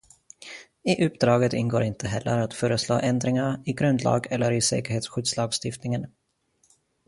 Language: Swedish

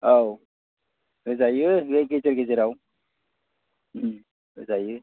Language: Bodo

